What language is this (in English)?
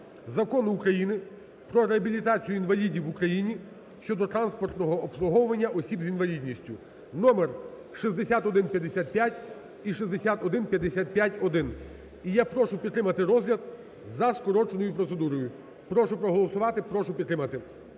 Ukrainian